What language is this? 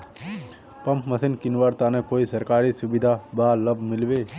Magahi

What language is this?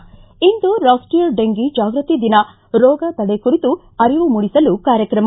Kannada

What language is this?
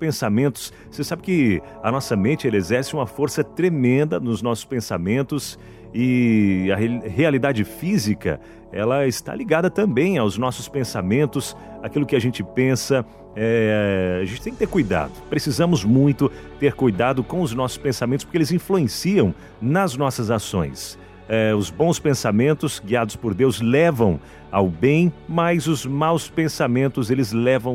Portuguese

